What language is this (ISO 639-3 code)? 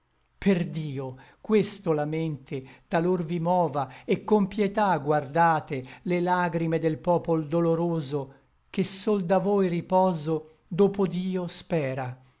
ita